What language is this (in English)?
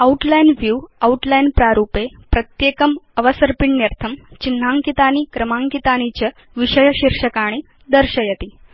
Sanskrit